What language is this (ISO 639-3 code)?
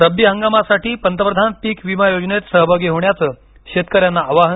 mar